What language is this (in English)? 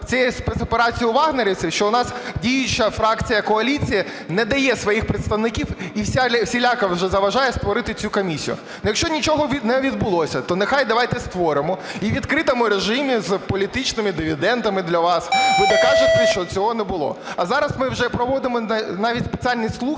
Ukrainian